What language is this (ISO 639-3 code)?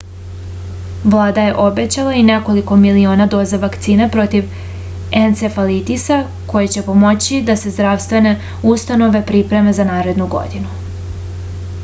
srp